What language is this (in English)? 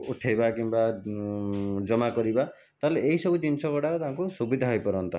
Odia